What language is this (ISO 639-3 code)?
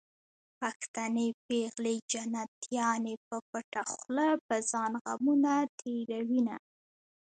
pus